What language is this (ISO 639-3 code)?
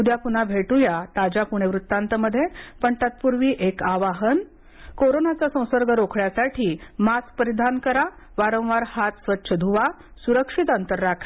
mar